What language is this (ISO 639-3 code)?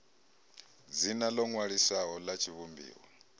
ven